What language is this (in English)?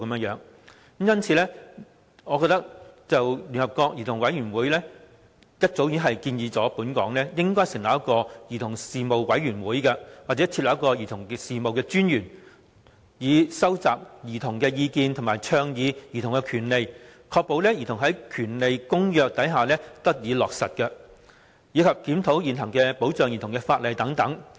Cantonese